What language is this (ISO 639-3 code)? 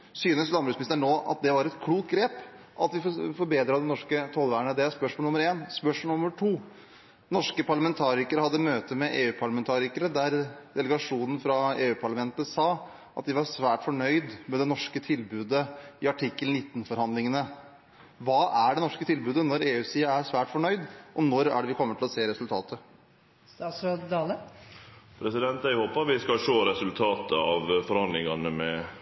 nor